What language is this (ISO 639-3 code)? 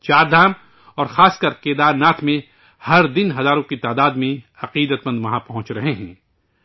urd